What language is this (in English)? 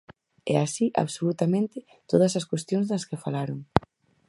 Galician